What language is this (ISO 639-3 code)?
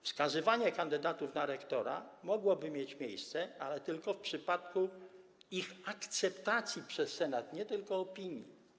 pol